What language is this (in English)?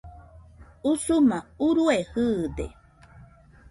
Nüpode Huitoto